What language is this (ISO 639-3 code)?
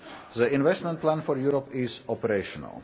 eng